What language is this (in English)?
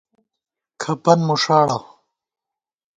Gawar-Bati